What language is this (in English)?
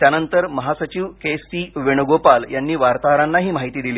Marathi